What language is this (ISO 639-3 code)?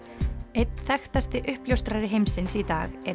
isl